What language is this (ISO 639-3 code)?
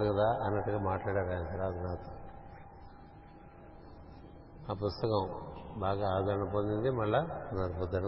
tel